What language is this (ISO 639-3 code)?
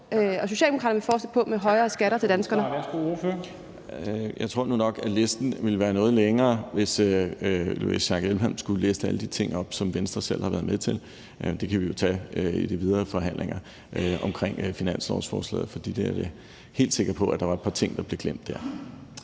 dan